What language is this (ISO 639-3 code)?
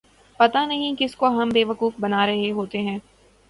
urd